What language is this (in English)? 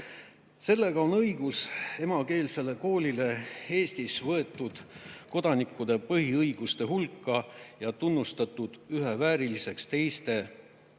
Estonian